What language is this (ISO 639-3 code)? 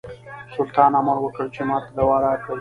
pus